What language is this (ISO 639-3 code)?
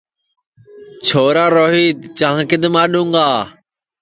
ssi